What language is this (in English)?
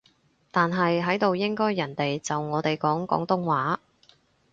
Cantonese